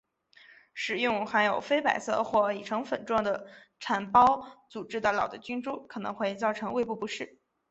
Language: Chinese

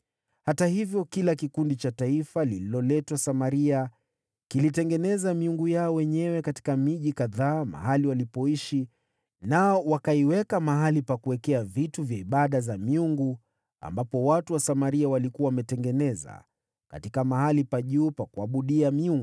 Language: Swahili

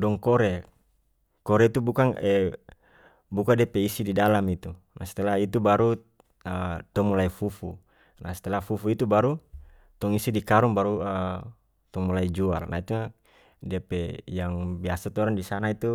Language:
North Moluccan Malay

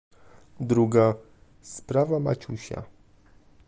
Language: Polish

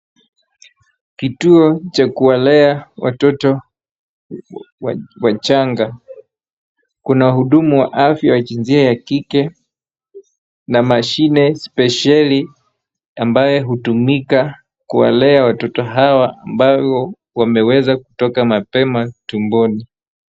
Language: Swahili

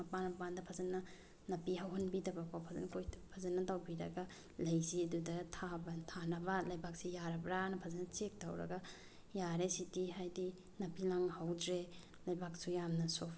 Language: Manipuri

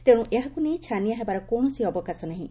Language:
Odia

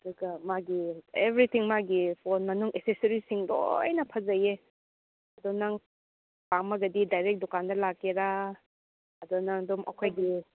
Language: Manipuri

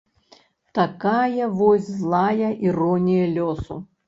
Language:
Belarusian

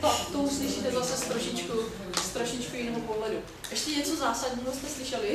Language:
Czech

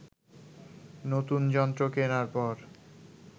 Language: Bangla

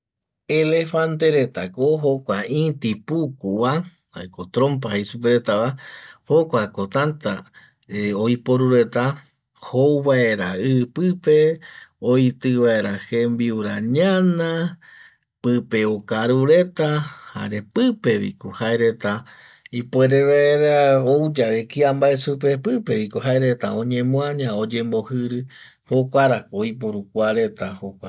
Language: Eastern Bolivian Guaraní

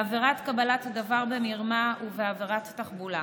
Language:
Hebrew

